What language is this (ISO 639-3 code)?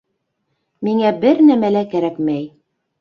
bak